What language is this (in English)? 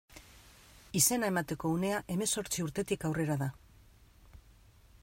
Basque